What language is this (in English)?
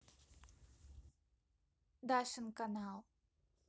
Russian